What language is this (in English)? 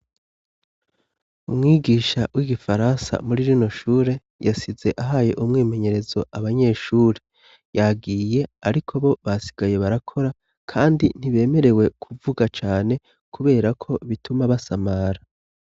Rundi